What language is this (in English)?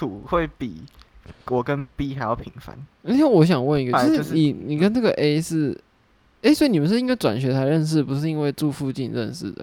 Chinese